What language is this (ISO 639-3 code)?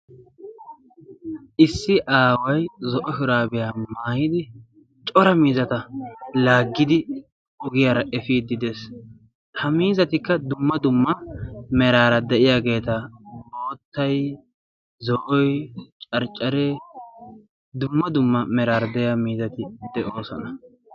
wal